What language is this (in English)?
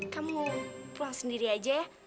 Indonesian